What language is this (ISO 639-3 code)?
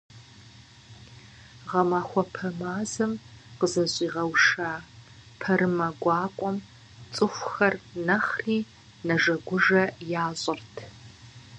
kbd